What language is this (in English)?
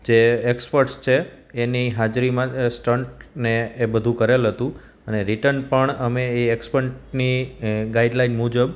Gujarati